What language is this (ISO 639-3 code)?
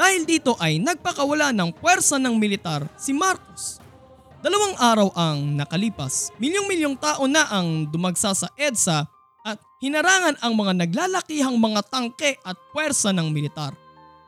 fil